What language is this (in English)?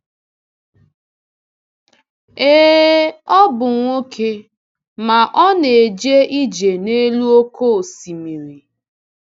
Igbo